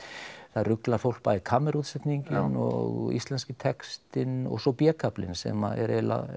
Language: Icelandic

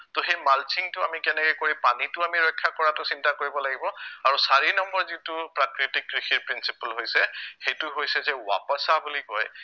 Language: Assamese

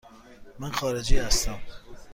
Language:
Persian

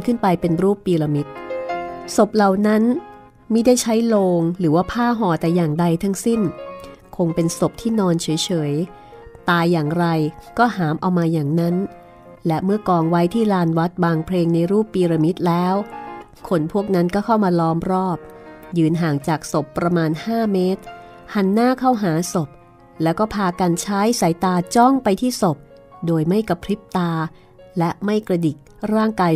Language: Thai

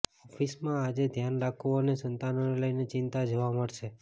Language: Gujarati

